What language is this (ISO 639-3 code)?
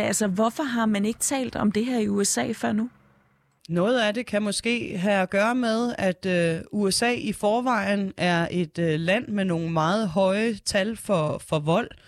dan